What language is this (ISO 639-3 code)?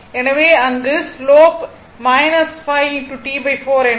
tam